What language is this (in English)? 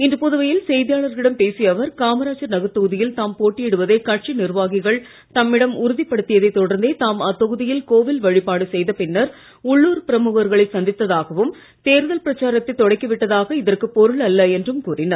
Tamil